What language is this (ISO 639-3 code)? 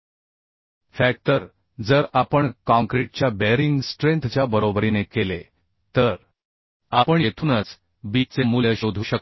mar